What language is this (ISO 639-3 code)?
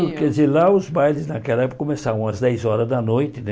por